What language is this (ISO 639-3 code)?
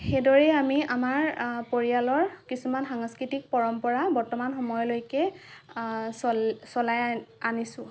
asm